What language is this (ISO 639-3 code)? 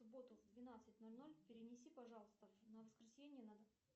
rus